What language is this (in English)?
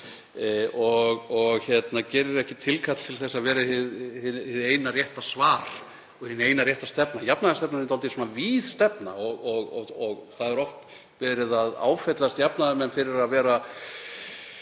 Icelandic